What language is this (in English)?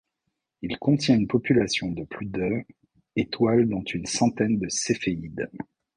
French